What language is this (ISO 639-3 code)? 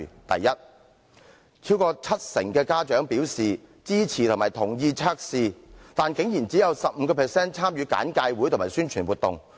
yue